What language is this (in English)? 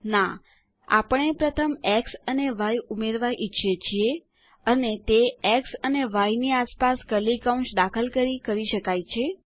Gujarati